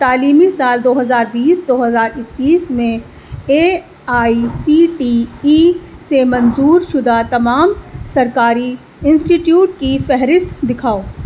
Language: Urdu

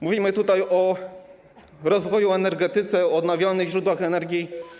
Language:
Polish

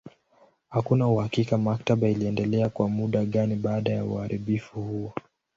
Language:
Swahili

